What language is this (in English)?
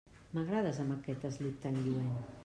Catalan